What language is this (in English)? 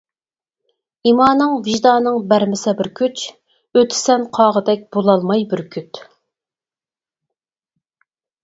Uyghur